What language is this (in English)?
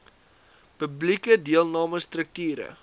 Afrikaans